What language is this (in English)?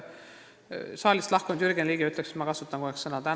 Estonian